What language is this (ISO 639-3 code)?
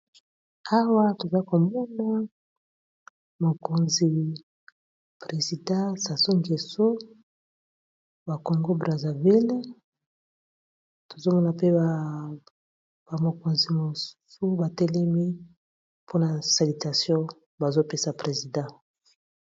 lin